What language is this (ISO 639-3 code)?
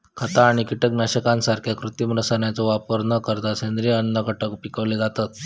mar